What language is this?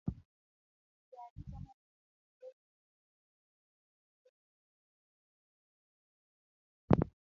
Luo (Kenya and Tanzania)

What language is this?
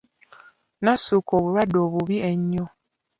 Ganda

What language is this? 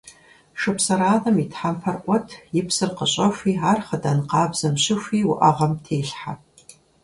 Kabardian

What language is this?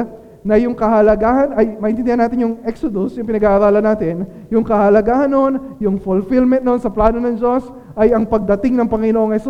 Filipino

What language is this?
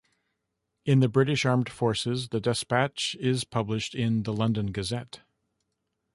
English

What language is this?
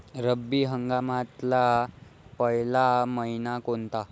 Marathi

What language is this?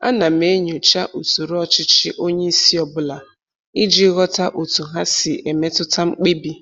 Igbo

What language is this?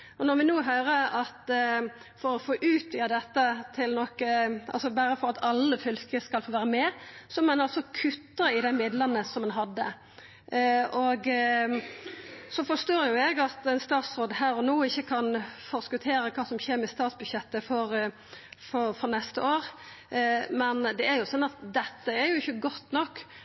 Norwegian Nynorsk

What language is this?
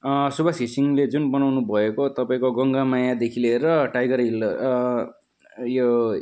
Nepali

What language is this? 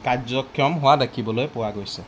Assamese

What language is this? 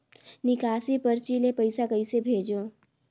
Chhattisgarhi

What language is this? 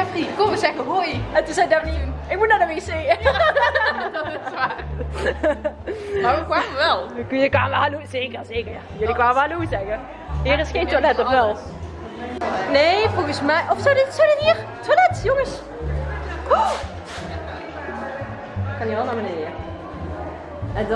Dutch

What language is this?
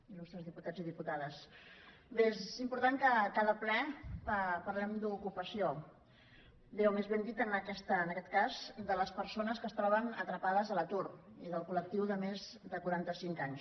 Catalan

